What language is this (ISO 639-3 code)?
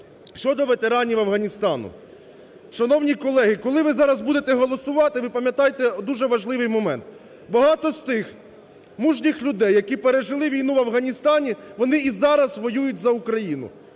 ukr